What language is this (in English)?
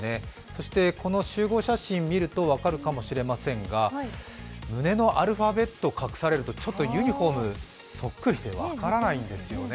Japanese